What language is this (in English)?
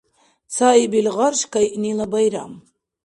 Dargwa